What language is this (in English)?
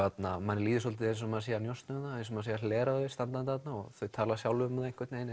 Icelandic